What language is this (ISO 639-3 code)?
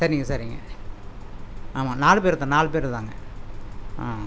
tam